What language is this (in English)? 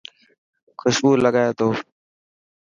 Dhatki